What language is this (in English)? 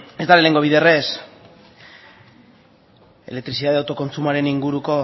Basque